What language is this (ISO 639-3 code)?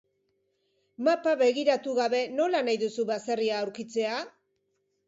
eus